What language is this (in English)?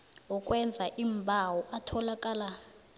South Ndebele